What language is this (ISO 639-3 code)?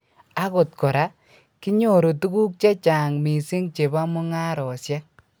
kln